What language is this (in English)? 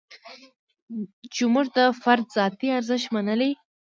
Pashto